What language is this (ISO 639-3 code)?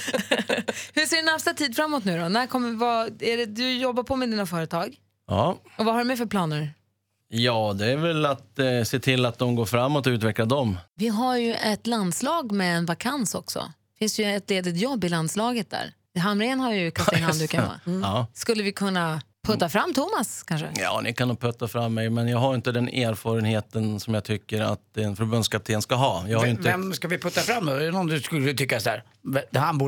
swe